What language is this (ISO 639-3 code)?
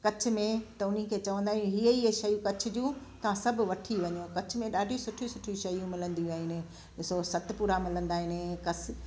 snd